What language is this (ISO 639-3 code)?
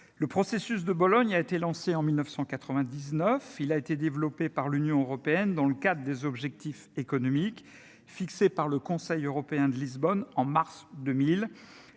fra